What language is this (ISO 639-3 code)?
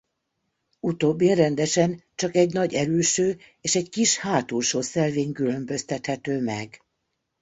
hun